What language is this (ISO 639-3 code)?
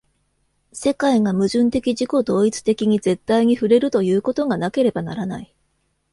jpn